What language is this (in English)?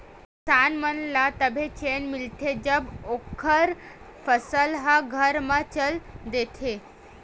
Chhattisgarhi